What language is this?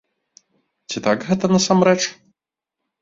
Belarusian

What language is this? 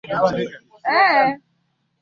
Swahili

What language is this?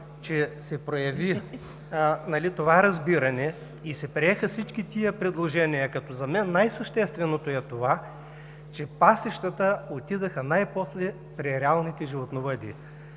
Bulgarian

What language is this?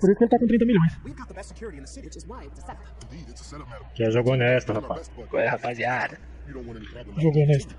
Portuguese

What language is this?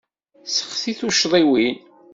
Kabyle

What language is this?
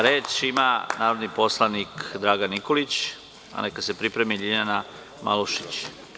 Serbian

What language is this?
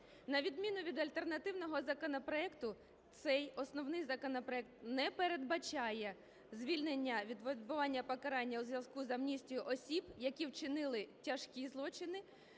Ukrainian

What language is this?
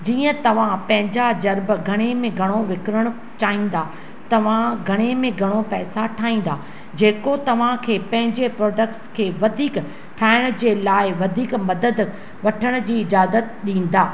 Sindhi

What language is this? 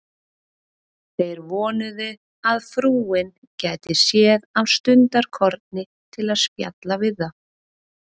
Icelandic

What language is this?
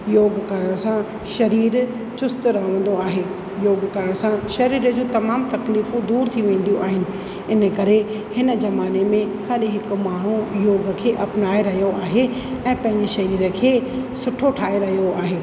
Sindhi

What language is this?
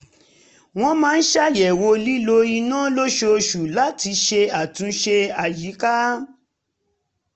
Yoruba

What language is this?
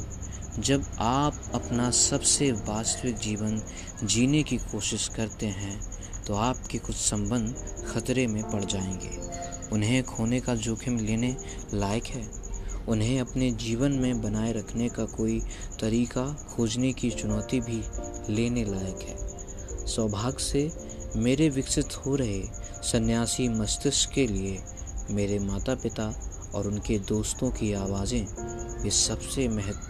Hindi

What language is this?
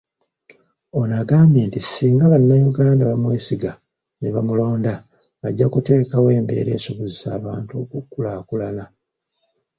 Ganda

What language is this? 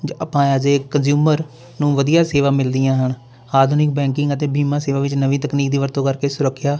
Punjabi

